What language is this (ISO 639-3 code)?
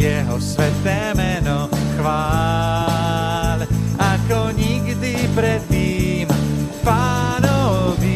slk